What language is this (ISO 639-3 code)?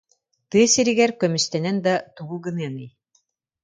sah